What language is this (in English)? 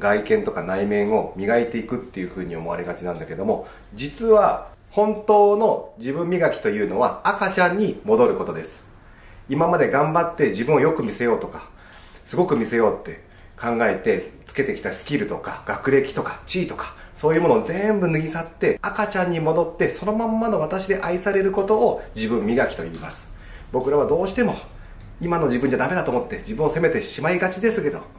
Japanese